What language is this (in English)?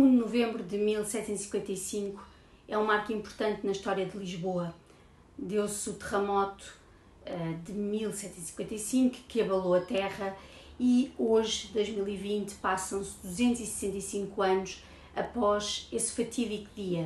Portuguese